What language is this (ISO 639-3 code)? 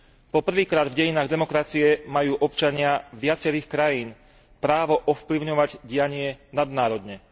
slk